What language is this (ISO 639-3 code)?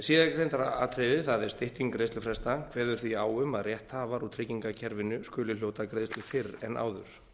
isl